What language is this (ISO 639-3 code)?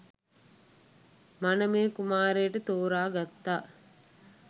sin